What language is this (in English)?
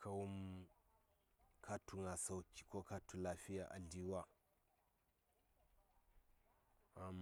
Saya